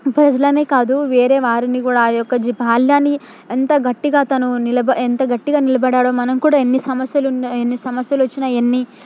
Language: Telugu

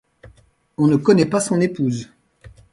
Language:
French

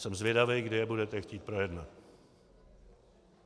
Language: Czech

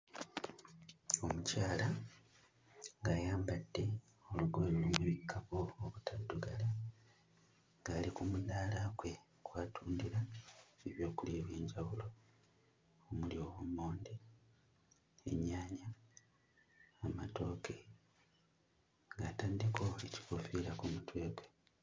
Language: Ganda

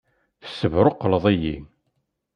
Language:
Kabyle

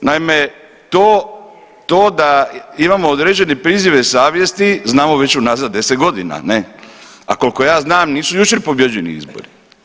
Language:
Croatian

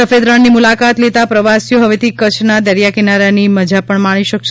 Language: Gujarati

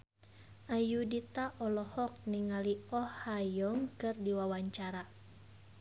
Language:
Sundanese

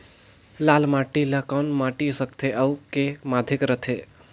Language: Chhattisgarhi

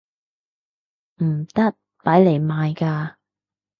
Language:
Cantonese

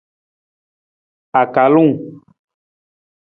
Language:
Nawdm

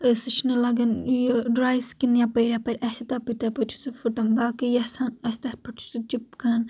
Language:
Kashmiri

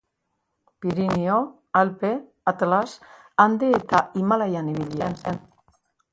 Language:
Basque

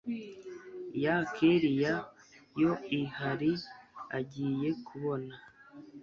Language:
Kinyarwanda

